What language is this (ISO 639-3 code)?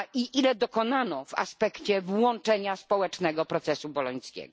pol